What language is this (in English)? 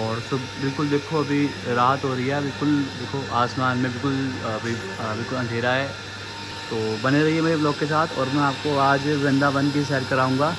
Hindi